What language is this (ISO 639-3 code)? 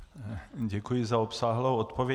ces